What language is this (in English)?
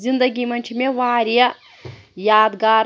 Kashmiri